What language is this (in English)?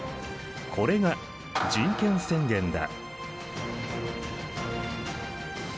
Japanese